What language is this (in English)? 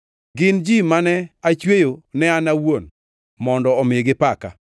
Luo (Kenya and Tanzania)